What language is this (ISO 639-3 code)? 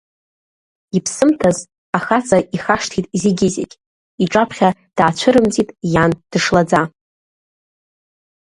abk